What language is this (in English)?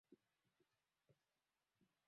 Swahili